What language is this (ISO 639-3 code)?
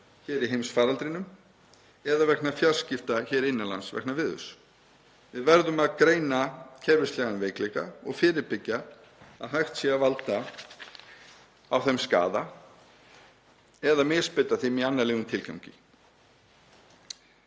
isl